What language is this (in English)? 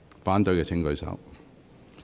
Cantonese